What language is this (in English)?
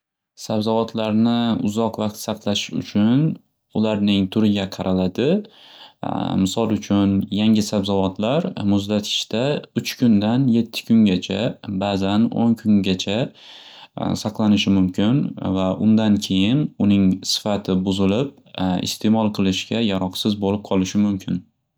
Uzbek